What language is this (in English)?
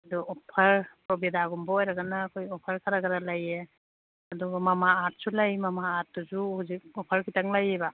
Manipuri